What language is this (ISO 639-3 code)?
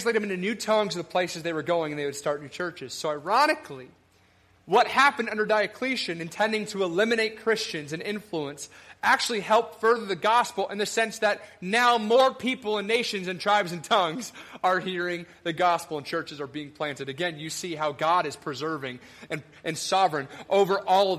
eng